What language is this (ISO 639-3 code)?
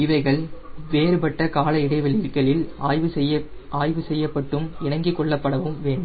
tam